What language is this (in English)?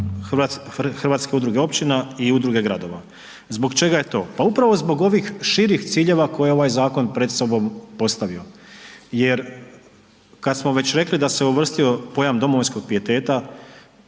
Croatian